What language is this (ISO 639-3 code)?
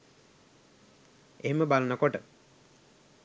sin